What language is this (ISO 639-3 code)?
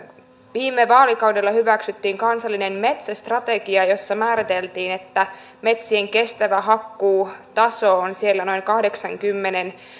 fin